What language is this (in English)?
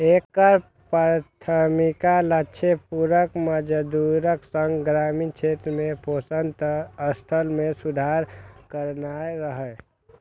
Maithili